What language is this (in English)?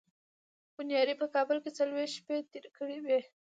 Pashto